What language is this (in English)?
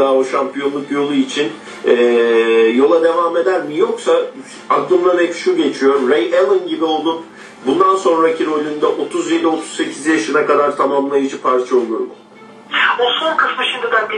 Turkish